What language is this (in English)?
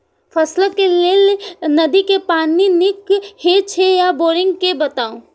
Maithili